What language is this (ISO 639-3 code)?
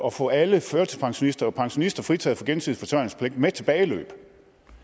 dan